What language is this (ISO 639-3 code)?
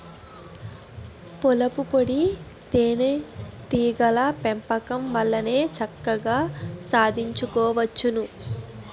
tel